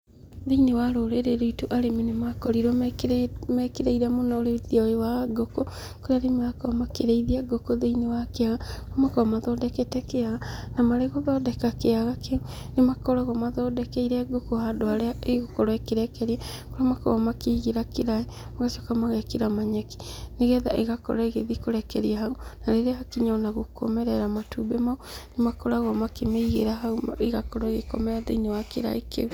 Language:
Kikuyu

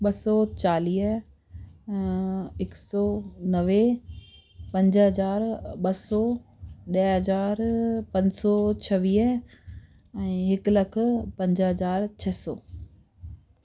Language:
Sindhi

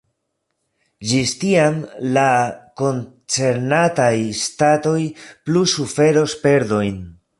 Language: Esperanto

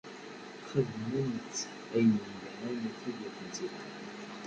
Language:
Kabyle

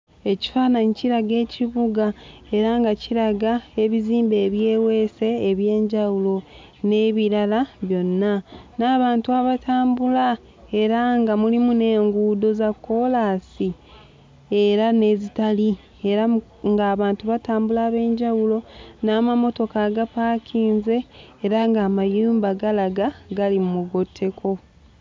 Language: Ganda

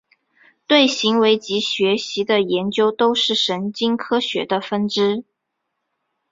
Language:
Chinese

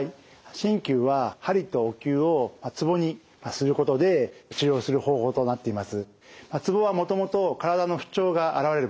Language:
Japanese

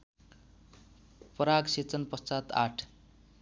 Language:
Nepali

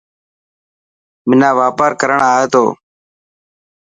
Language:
Dhatki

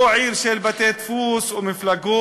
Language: Hebrew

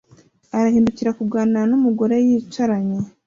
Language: Kinyarwanda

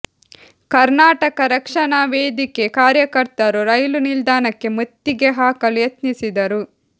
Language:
Kannada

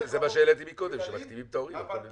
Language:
Hebrew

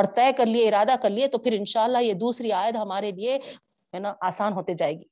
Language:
Urdu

